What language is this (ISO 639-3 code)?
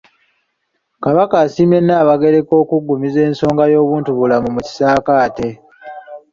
lug